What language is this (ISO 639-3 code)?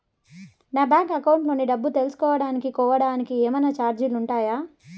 tel